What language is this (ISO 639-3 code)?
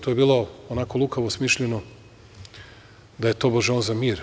srp